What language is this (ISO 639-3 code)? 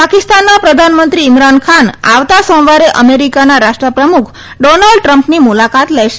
guj